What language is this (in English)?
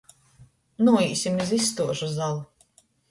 Latgalian